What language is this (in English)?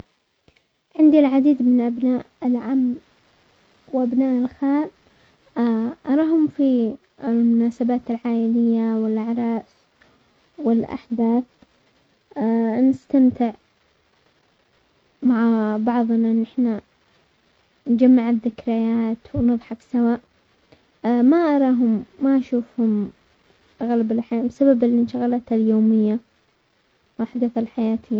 Omani Arabic